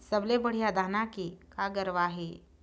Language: Chhattisgarhi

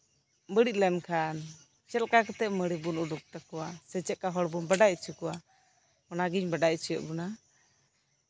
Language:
Santali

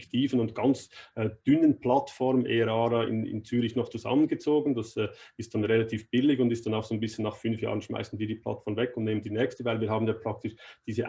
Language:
German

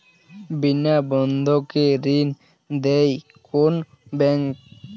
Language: Bangla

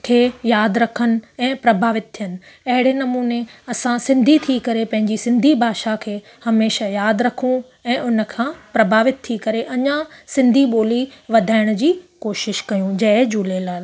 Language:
Sindhi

